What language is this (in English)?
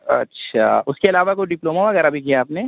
Urdu